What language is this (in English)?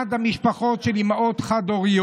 Hebrew